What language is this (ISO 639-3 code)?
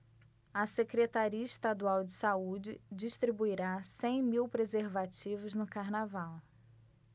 por